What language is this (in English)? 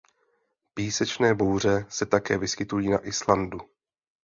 Czech